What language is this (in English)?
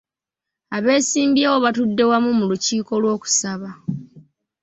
Ganda